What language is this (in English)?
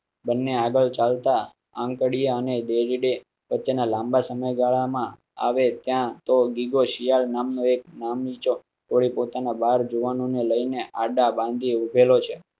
Gujarati